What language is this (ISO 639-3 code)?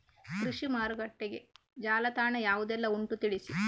kan